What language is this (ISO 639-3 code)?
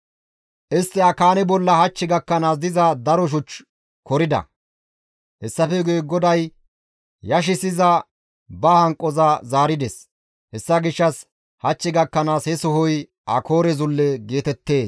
gmv